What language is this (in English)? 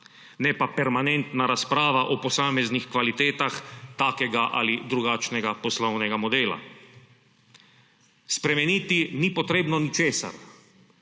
Slovenian